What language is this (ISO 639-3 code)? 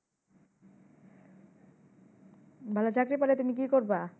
ben